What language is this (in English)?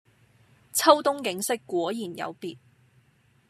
Cantonese